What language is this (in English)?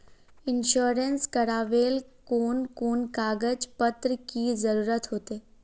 Magahi